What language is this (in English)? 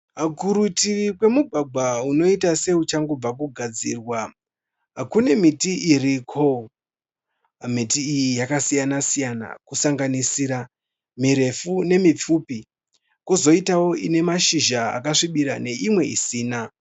Shona